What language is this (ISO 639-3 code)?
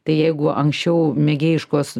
lit